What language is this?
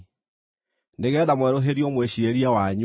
Kikuyu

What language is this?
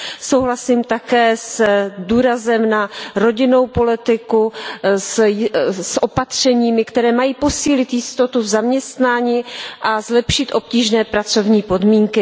Czech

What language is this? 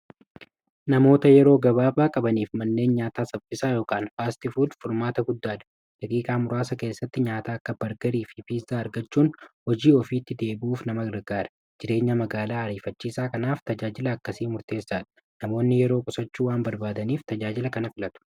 Oromo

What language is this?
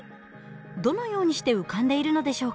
Japanese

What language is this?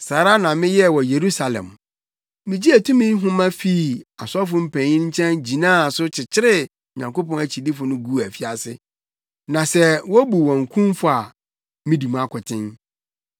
Akan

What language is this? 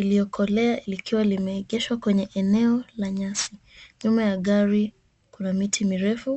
Swahili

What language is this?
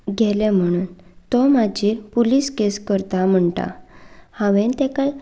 Konkani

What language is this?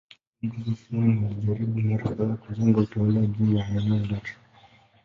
Swahili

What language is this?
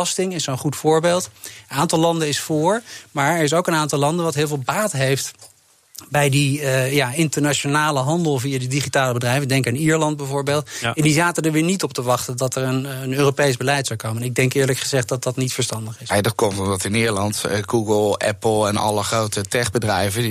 Dutch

